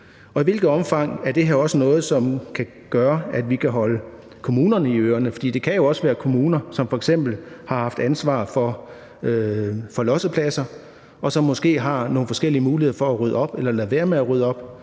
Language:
Danish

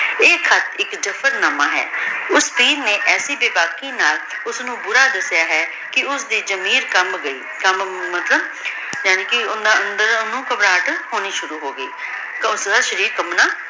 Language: Punjabi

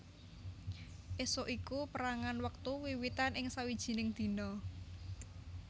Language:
Javanese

